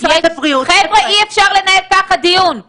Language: Hebrew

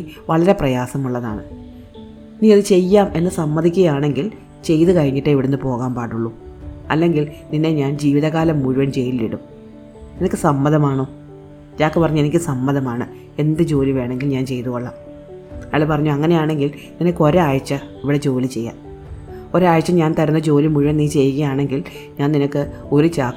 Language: Malayalam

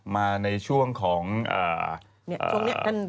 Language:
Thai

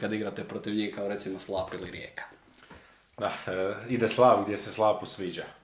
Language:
Croatian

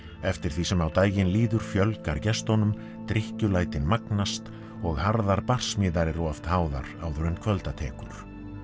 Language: Icelandic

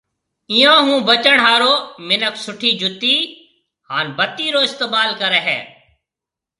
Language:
Marwari (Pakistan)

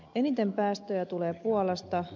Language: Finnish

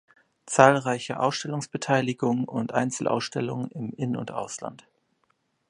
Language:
German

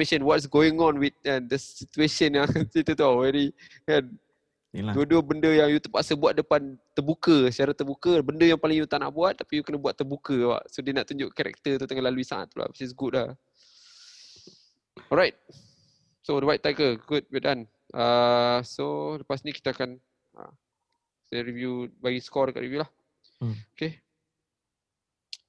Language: Malay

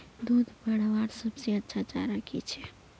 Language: Magahi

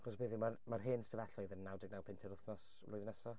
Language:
Welsh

